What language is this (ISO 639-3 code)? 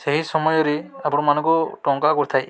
ori